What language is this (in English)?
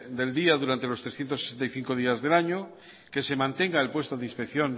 Spanish